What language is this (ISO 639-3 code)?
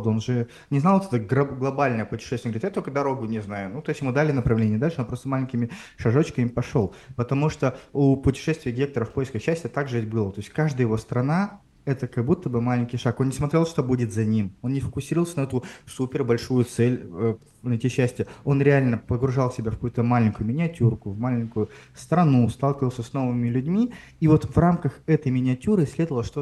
rus